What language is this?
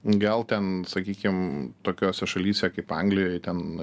Lithuanian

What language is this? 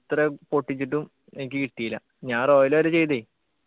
Malayalam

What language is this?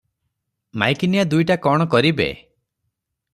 Odia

